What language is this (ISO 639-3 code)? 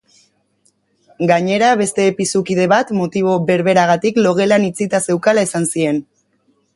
eus